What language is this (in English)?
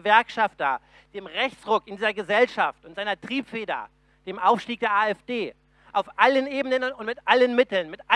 German